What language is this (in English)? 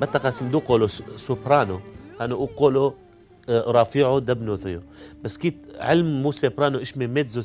Arabic